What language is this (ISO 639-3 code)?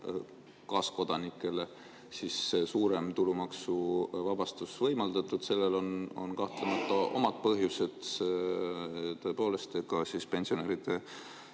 est